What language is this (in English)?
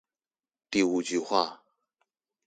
Chinese